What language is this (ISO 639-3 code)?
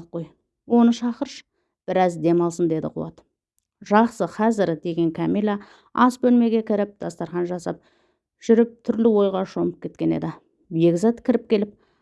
tur